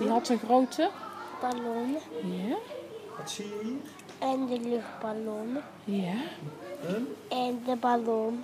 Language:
Dutch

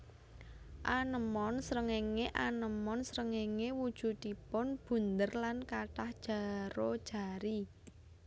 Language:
Javanese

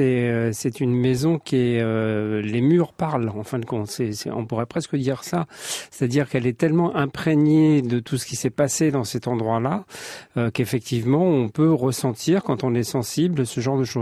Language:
French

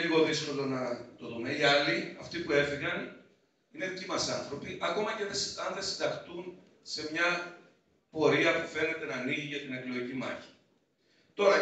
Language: Greek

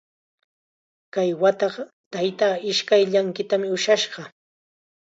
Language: Chiquián Ancash Quechua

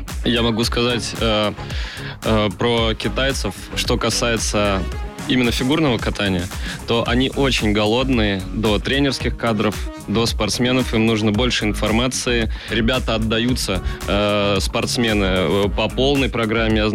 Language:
Russian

